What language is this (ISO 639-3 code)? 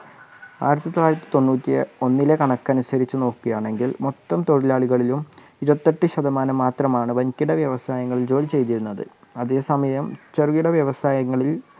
mal